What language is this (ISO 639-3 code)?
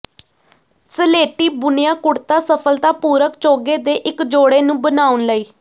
pan